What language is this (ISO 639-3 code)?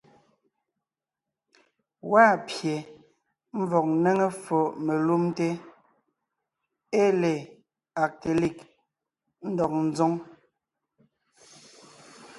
nnh